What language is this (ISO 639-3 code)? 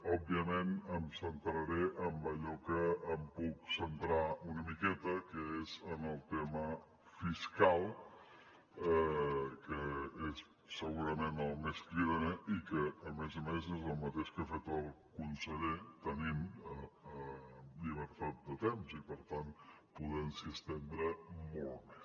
cat